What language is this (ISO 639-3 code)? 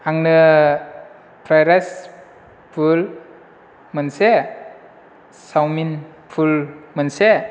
brx